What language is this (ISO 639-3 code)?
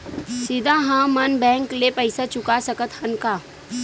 hne